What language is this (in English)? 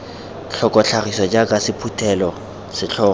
Tswana